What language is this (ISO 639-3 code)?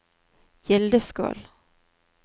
nor